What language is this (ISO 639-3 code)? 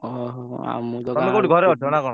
ori